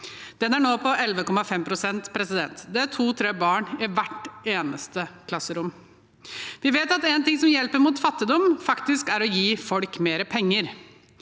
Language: Norwegian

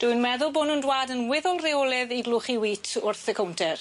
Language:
Welsh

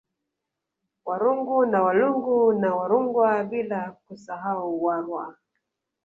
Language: Swahili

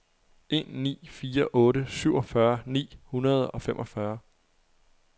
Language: Danish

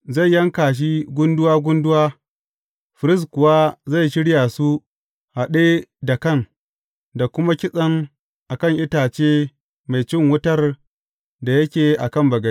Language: Hausa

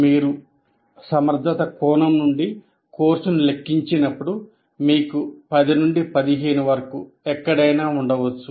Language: Telugu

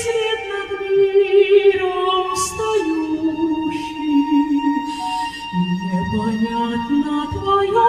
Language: Romanian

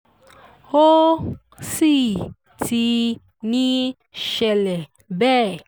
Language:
Yoruba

